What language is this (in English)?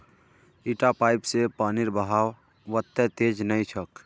Magahi